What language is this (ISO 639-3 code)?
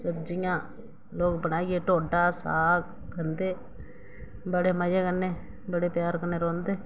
doi